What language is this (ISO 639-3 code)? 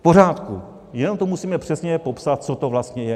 ces